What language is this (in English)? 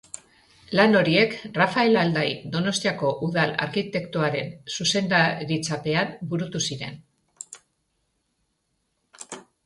Basque